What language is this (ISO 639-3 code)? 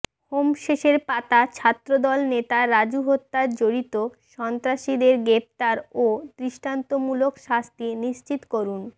ben